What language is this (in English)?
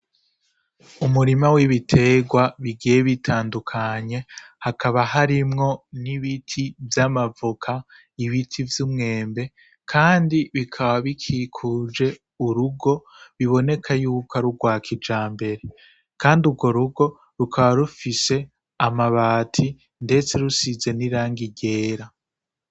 Rundi